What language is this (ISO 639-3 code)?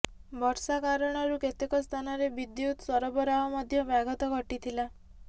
ori